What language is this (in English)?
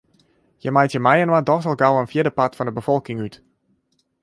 Western Frisian